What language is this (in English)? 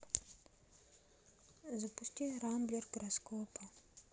Russian